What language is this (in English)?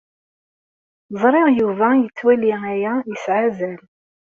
Kabyle